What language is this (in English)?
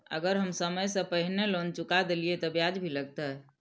Maithili